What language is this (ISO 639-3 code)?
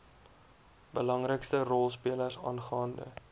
afr